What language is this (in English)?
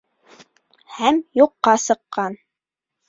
Bashkir